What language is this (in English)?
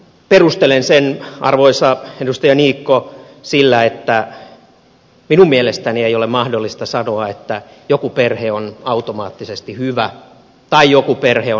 Finnish